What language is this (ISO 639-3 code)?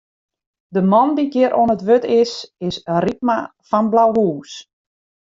fry